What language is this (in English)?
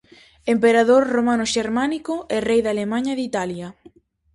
Galician